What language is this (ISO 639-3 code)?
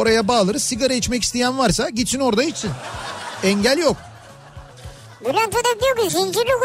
tur